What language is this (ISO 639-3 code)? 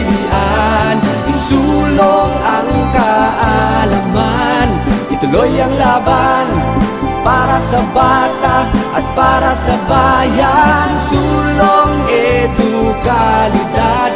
fil